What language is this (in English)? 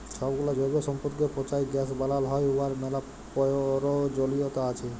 Bangla